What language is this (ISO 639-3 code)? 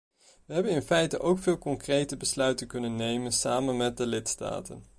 nld